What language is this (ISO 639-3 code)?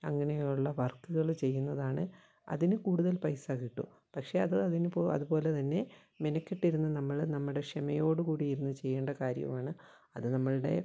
mal